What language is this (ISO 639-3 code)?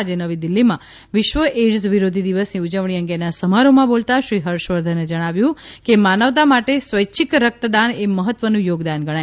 guj